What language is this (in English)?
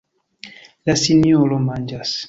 Esperanto